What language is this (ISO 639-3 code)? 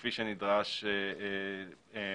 heb